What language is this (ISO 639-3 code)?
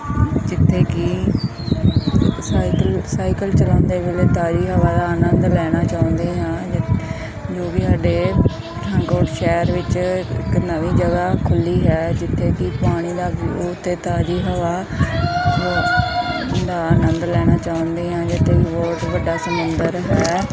pan